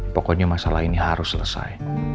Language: Indonesian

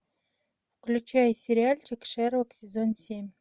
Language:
Russian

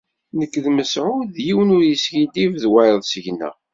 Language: Kabyle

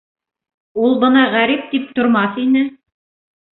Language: Bashkir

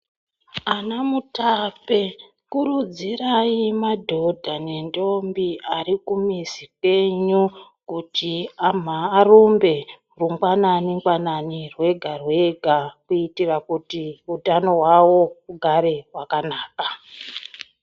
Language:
Ndau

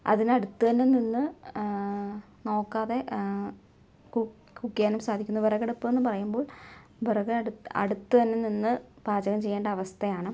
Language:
Malayalam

